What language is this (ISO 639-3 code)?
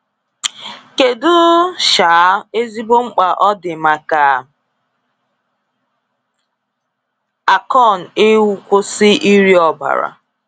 ibo